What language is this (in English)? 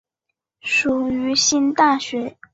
Chinese